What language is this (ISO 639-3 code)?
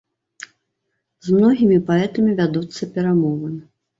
bel